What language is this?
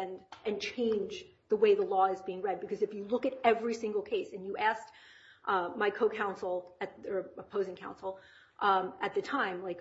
English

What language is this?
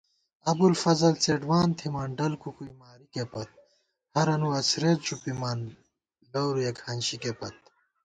Gawar-Bati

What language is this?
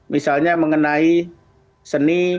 Indonesian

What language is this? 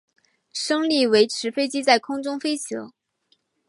Chinese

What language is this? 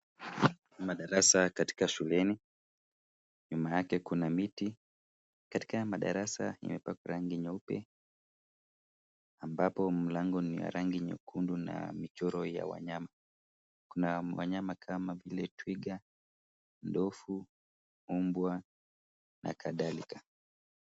Swahili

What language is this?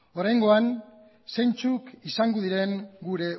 Basque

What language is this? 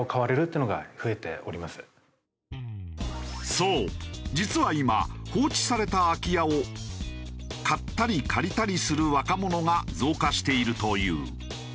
Japanese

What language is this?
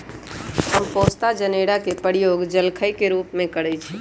Magahi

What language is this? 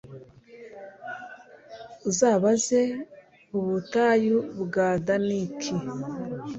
Kinyarwanda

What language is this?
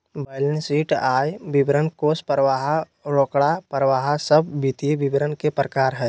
Magahi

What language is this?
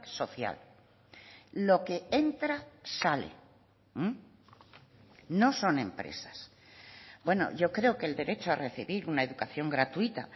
Spanish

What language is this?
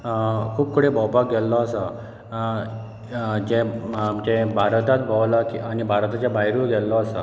Konkani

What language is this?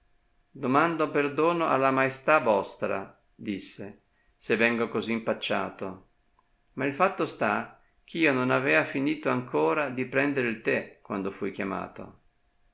Italian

